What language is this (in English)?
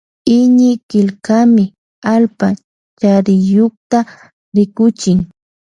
Loja Highland Quichua